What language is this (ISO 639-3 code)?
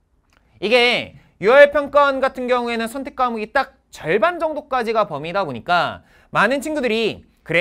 kor